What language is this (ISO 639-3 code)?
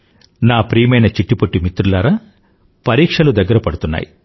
tel